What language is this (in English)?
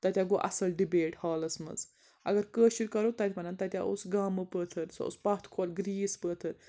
Kashmiri